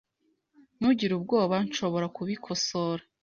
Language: Kinyarwanda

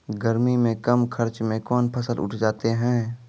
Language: Maithili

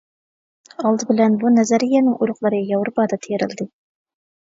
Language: Uyghur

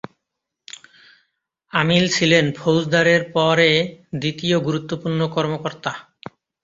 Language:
Bangla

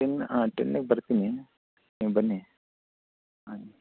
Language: Kannada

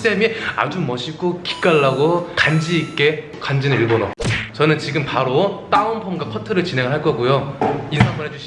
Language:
Korean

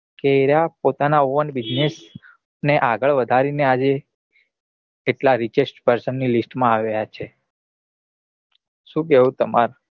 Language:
Gujarati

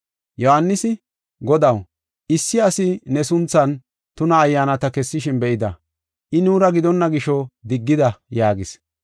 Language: Gofa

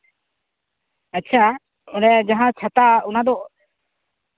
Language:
Santali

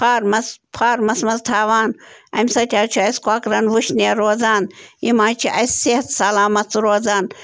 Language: Kashmiri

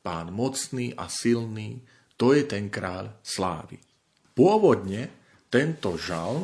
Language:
Slovak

